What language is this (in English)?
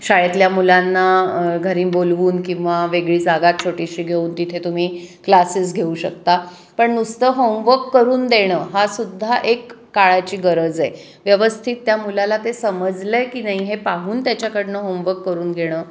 Marathi